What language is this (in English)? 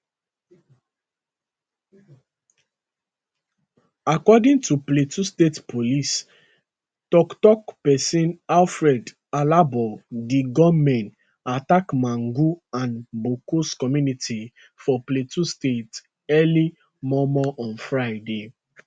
Nigerian Pidgin